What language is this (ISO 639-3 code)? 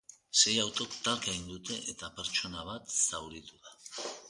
eus